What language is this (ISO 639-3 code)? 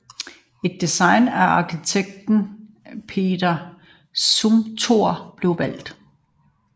dan